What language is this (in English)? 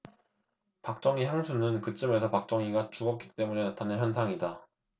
Korean